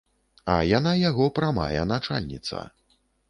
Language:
Belarusian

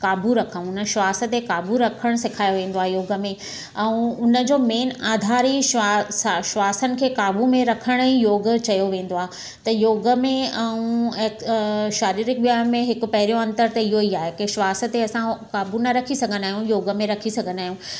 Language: Sindhi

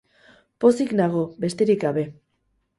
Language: Basque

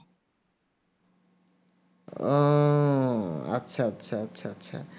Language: Bangla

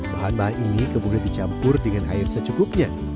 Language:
Indonesian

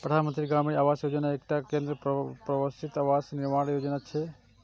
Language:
Maithili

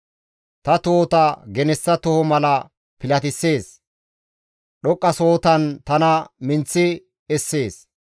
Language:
Gamo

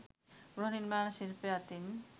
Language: Sinhala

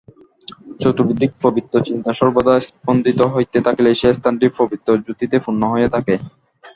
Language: Bangla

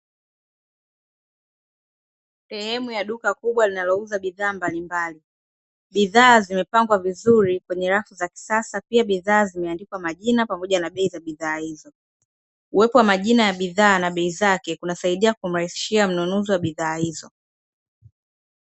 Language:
Swahili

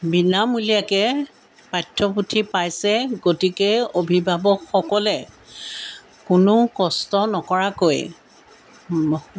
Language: Assamese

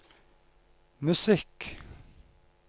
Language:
Norwegian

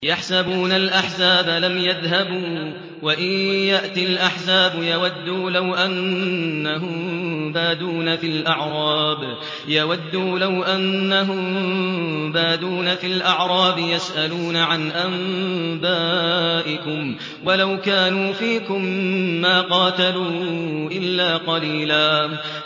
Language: Arabic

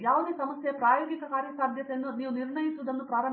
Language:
Kannada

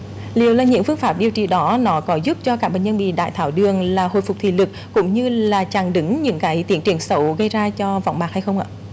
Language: Vietnamese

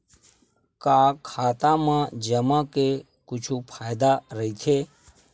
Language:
Chhattisgarhi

